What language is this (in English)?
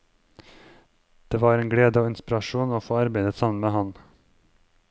Norwegian